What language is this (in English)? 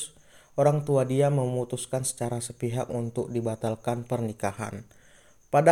Indonesian